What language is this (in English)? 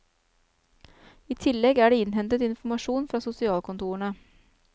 Norwegian